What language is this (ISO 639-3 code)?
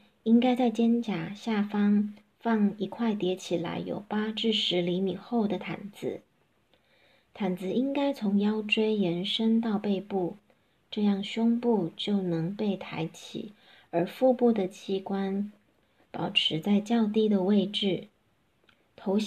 zho